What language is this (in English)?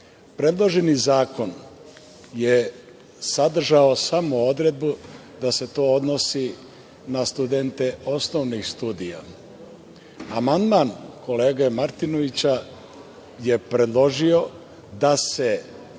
Serbian